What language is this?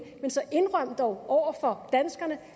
Danish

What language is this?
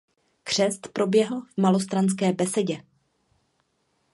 Czech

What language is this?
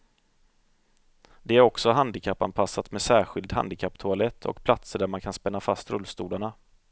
Swedish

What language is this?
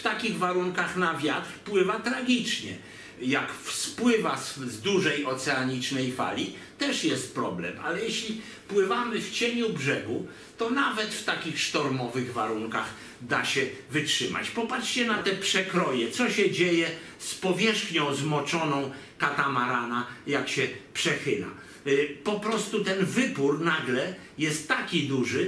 Polish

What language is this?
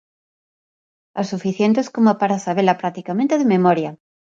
Galician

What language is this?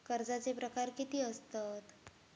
Marathi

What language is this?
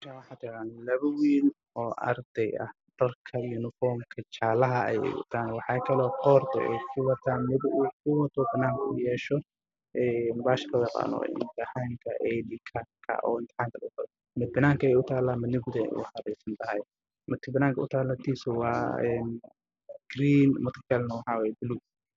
Somali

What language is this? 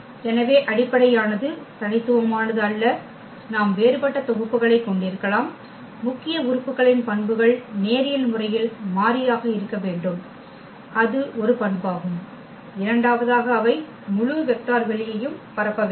Tamil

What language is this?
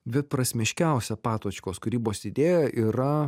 Lithuanian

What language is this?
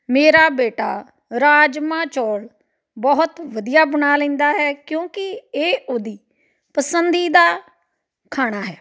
Punjabi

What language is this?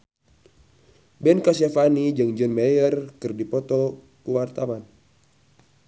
Sundanese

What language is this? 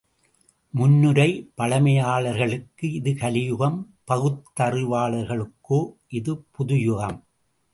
Tamil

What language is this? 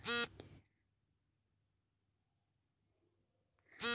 Kannada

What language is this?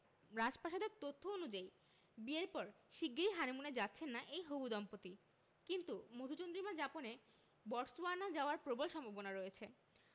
Bangla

